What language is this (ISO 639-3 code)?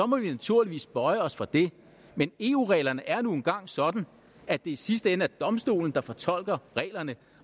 dan